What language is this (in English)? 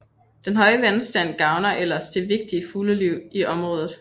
Danish